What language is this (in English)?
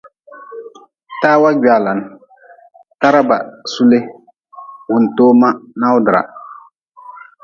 Nawdm